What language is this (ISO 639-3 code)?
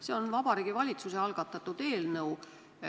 est